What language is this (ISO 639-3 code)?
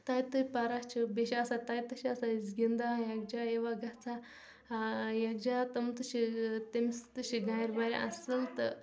kas